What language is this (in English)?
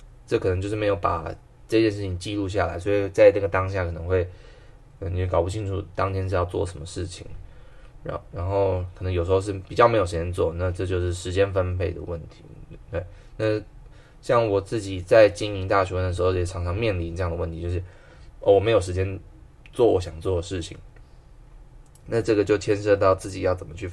Chinese